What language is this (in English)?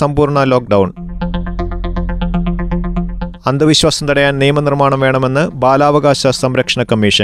Malayalam